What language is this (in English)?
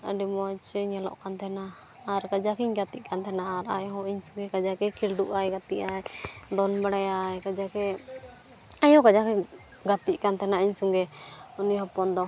Santali